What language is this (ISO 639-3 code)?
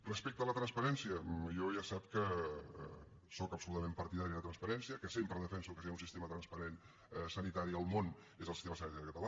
cat